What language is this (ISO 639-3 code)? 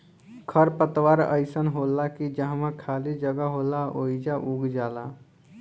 bho